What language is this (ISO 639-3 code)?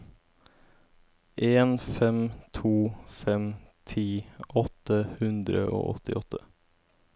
nor